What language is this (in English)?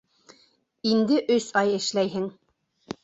Bashkir